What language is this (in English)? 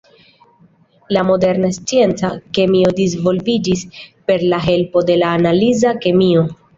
Esperanto